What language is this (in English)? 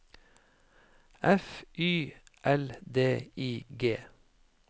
Norwegian